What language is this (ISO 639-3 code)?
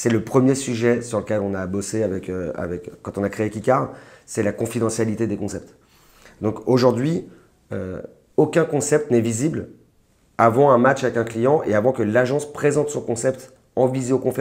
fra